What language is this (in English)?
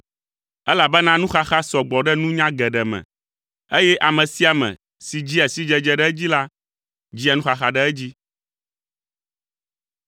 Ewe